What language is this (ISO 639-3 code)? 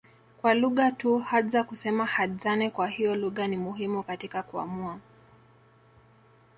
swa